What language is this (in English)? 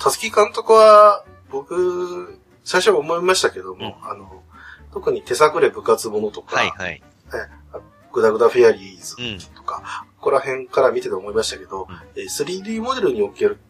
Japanese